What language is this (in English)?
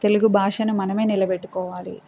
Telugu